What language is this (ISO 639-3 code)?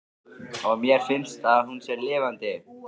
isl